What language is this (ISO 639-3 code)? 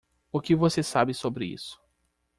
por